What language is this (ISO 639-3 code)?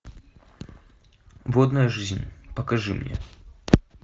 rus